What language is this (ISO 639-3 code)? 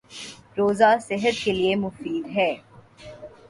urd